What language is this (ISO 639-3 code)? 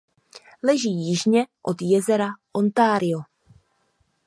ces